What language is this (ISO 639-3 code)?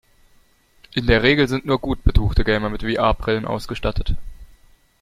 deu